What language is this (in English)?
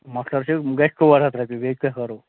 Kashmiri